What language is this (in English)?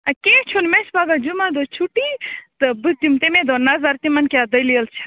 Kashmiri